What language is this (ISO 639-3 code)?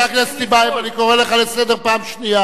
heb